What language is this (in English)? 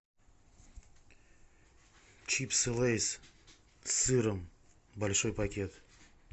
Russian